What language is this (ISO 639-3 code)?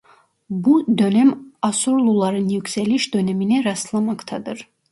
tur